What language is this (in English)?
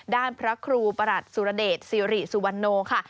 Thai